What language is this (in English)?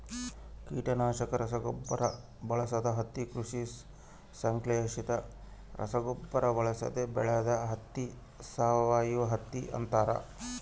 Kannada